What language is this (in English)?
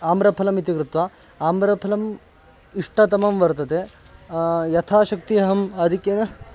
Sanskrit